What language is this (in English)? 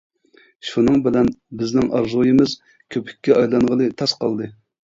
Uyghur